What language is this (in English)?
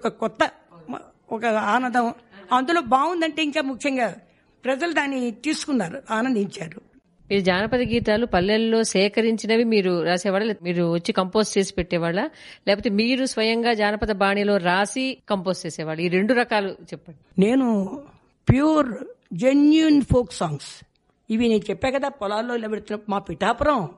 Telugu